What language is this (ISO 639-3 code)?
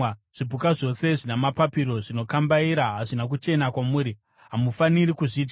sna